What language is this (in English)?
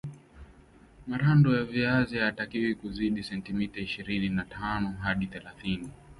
Swahili